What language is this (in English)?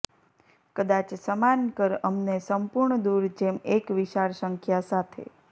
Gujarati